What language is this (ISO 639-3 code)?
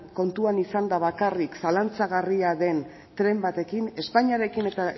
eus